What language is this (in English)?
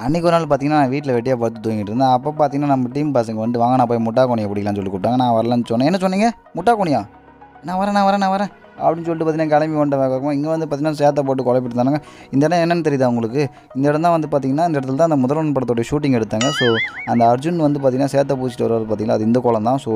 Indonesian